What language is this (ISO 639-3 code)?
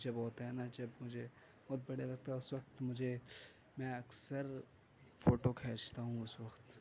urd